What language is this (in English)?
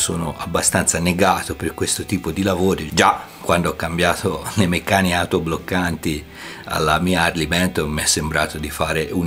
Italian